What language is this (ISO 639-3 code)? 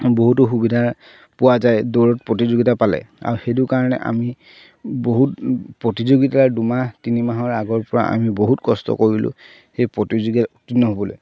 asm